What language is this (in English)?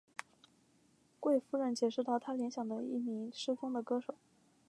Chinese